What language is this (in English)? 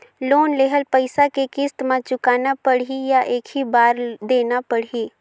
Chhattisgarhi